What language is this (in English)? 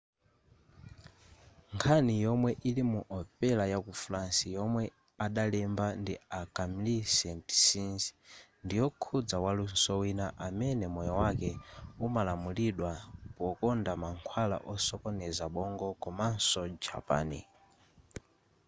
Nyanja